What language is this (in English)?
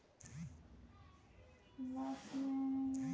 Chhattisgarhi